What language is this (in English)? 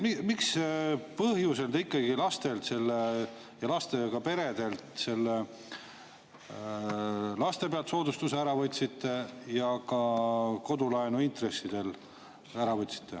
Estonian